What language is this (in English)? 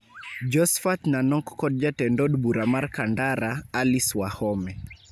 Luo (Kenya and Tanzania)